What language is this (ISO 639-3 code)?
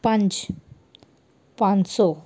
pan